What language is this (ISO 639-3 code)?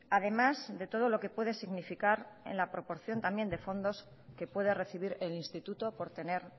spa